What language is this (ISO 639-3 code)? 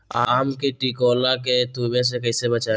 mag